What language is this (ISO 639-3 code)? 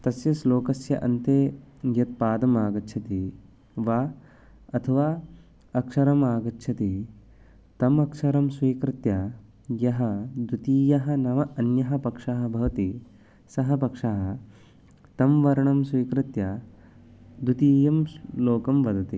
san